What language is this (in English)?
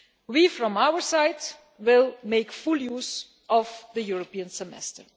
English